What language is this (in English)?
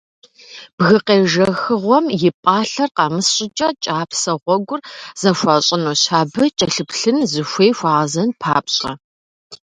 Kabardian